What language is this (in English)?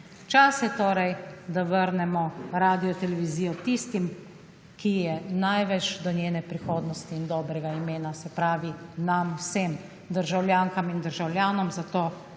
Slovenian